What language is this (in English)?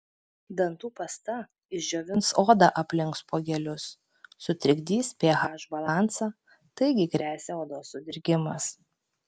Lithuanian